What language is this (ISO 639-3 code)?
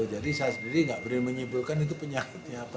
ind